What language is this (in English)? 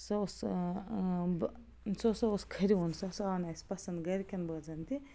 Kashmiri